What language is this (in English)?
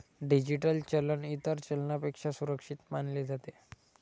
Marathi